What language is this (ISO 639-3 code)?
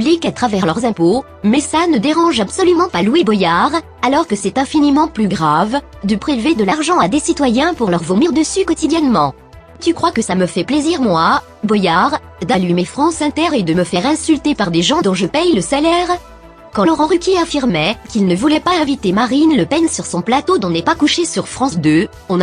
fra